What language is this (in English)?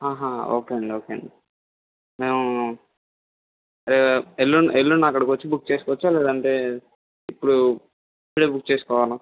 Telugu